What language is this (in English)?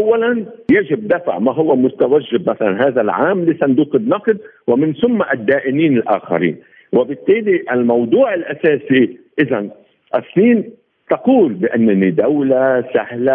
Arabic